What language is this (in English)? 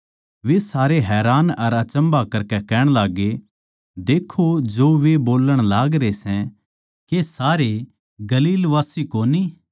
Haryanvi